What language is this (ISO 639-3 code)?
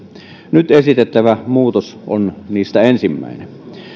fin